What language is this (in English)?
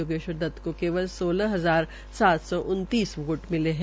Hindi